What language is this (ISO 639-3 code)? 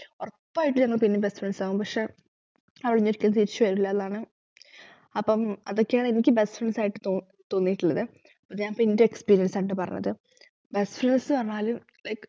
mal